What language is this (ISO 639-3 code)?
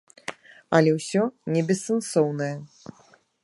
bel